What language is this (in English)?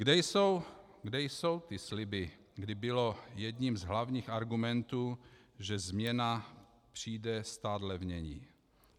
Czech